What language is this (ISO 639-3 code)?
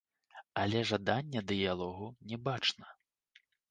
bel